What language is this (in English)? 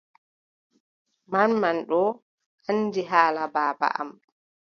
Adamawa Fulfulde